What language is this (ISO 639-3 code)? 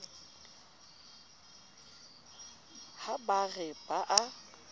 sot